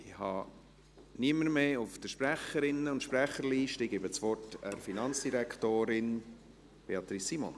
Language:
Swiss German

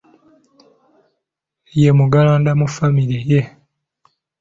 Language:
Ganda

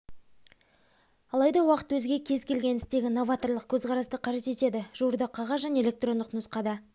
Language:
Kazakh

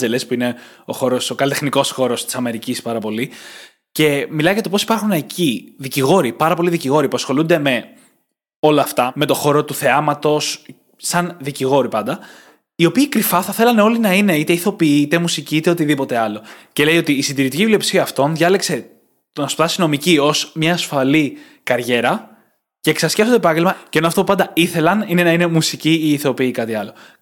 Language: Greek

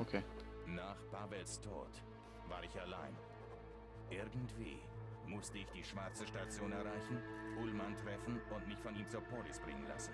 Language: German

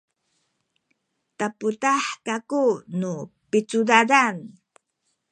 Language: Sakizaya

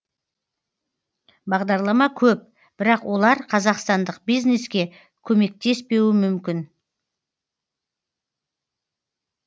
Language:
Kazakh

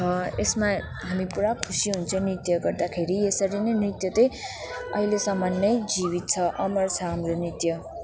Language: Nepali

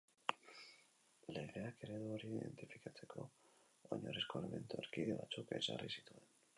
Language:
Basque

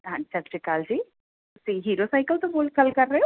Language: Punjabi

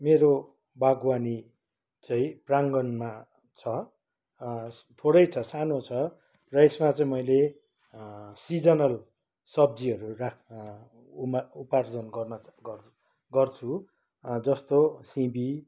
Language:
Nepali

